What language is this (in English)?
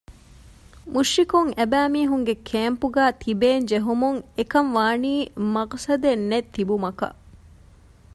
Divehi